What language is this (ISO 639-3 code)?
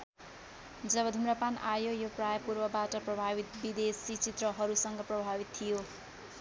nep